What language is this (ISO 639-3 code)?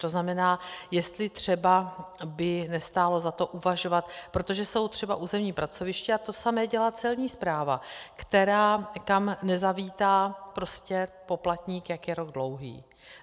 ces